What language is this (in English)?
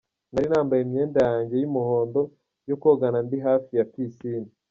Kinyarwanda